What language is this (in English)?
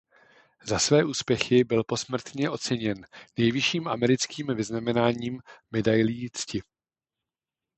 Czech